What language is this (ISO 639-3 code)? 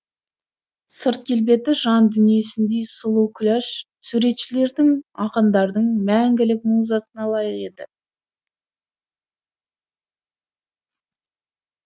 kaz